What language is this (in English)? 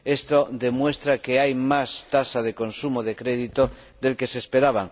Spanish